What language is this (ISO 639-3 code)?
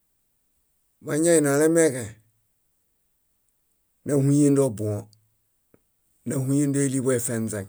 bda